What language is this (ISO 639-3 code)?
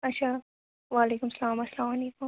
kas